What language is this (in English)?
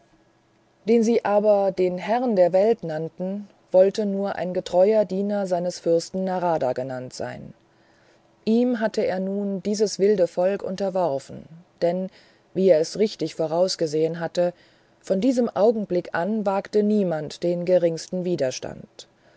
German